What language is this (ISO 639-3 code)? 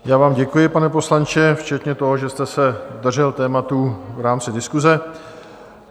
ces